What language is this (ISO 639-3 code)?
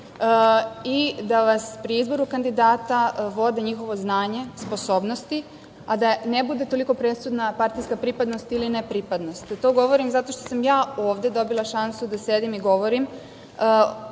srp